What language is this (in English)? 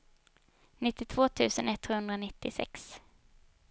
Swedish